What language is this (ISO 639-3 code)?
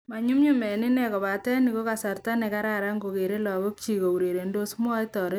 kln